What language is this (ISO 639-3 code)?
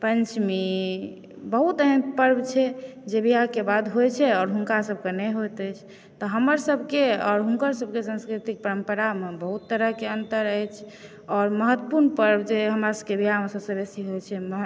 mai